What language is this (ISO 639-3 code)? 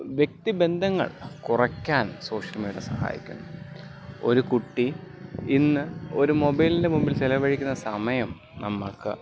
mal